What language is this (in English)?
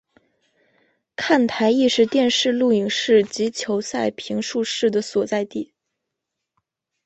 Chinese